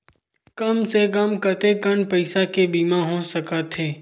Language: Chhattisgarhi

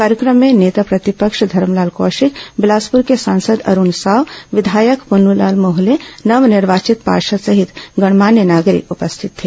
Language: Hindi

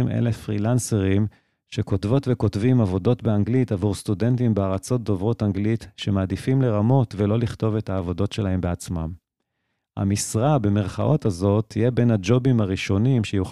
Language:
Hebrew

